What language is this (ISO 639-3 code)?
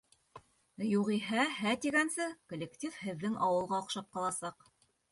bak